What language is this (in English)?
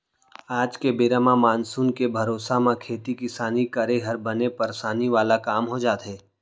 Chhattisgarhi